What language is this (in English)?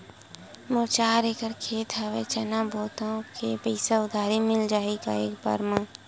Chhattisgarhi